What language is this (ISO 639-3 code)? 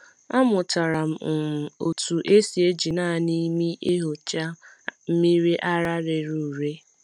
ibo